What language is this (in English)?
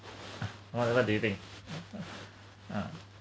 English